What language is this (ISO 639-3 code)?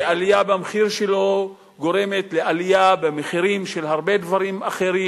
heb